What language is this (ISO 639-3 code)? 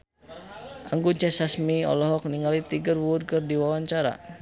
sun